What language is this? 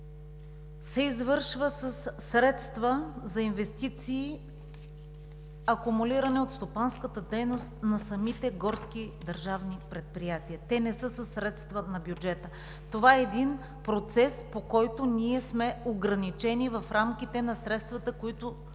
Bulgarian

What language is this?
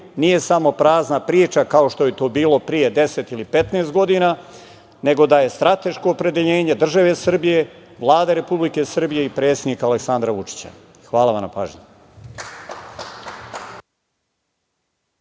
Serbian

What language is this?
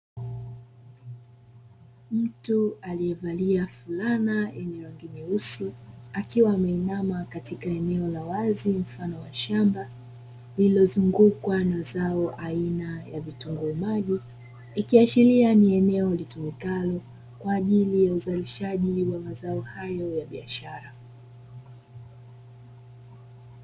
Swahili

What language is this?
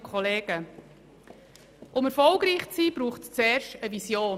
Swiss German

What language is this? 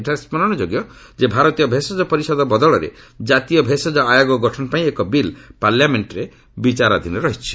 Odia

